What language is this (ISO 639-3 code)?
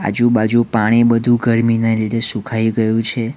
guj